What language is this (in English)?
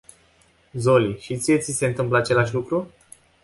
Romanian